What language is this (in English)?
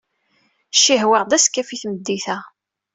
Kabyle